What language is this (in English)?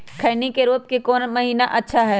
Magahi